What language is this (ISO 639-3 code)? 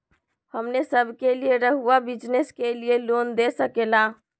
mag